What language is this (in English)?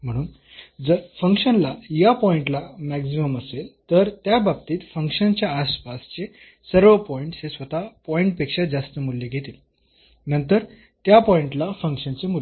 Marathi